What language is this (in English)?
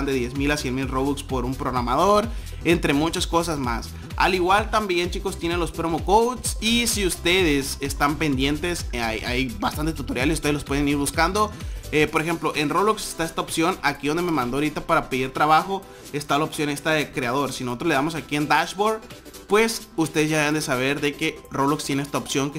Spanish